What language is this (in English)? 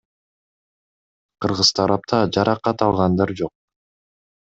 Kyrgyz